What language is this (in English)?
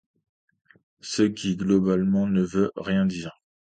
French